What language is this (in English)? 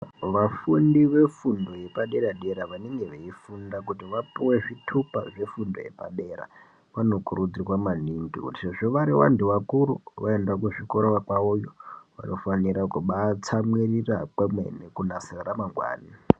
Ndau